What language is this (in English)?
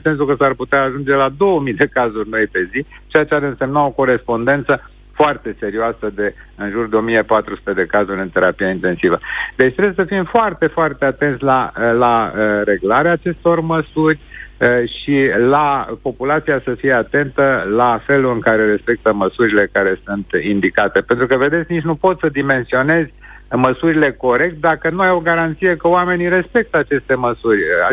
Romanian